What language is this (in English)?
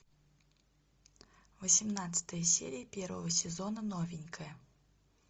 Russian